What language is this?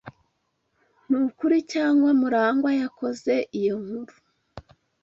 Kinyarwanda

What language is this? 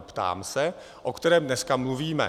Czech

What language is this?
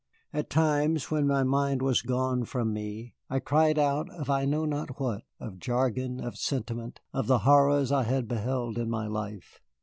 English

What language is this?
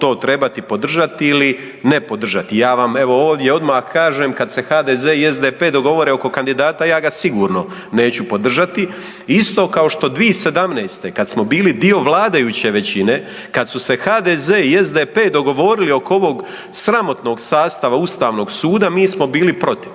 Croatian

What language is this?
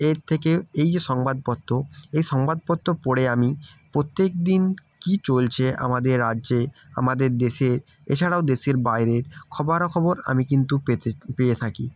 Bangla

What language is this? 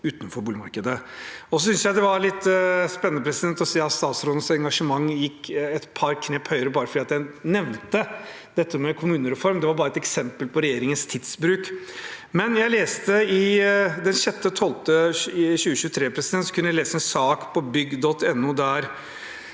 Norwegian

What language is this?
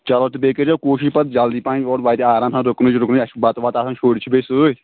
Kashmiri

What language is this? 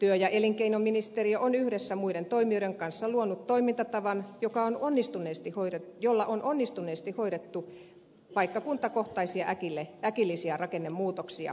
Finnish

